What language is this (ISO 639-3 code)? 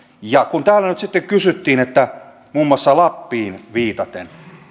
fin